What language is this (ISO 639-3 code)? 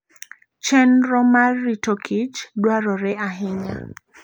luo